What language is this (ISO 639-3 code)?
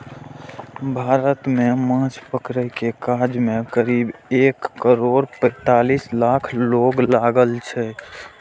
mai